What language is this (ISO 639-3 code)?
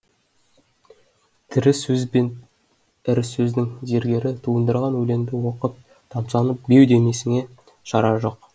kaz